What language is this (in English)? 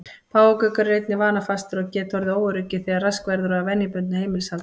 Icelandic